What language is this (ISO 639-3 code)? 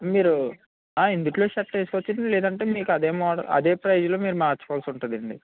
tel